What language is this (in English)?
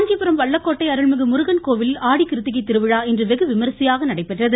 Tamil